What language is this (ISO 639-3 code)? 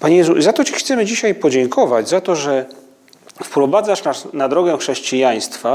pol